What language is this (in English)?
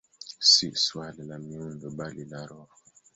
Swahili